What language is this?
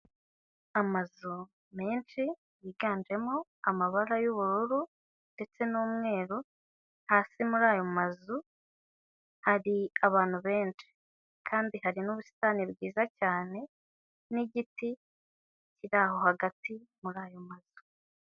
Kinyarwanda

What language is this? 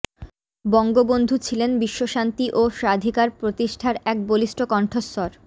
Bangla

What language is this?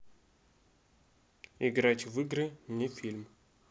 Russian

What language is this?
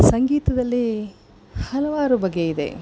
Kannada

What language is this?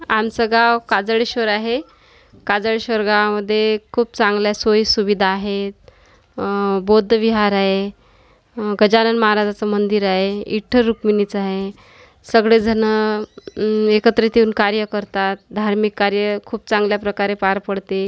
Marathi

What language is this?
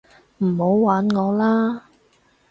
Cantonese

